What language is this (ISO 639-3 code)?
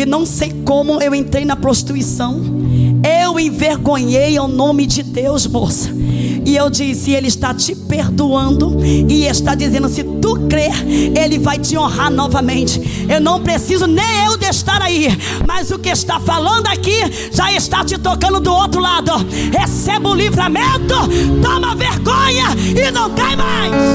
por